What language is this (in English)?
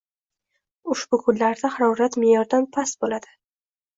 Uzbek